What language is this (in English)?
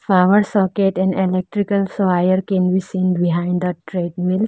English